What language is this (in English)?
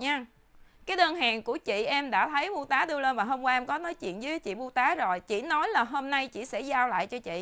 Vietnamese